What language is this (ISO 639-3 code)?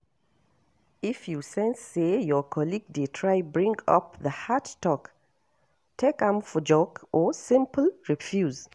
pcm